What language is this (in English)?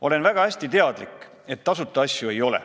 Estonian